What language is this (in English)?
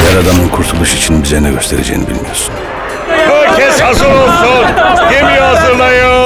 Turkish